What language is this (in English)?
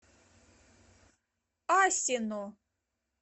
Russian